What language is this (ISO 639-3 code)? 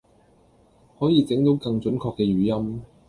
yue